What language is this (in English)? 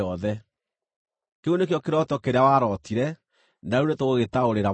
Kikuyu